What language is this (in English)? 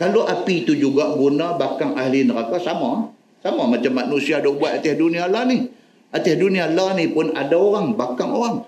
Malay